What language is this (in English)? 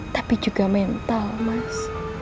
Indonesian